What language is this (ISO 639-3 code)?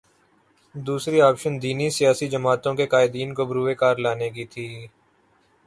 urd